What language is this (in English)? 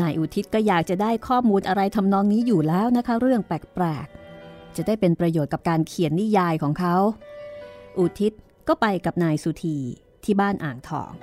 Thai